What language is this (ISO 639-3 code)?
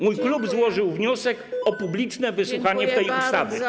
pol